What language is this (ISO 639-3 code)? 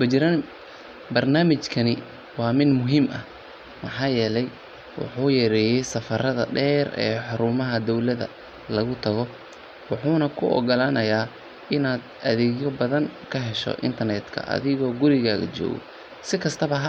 som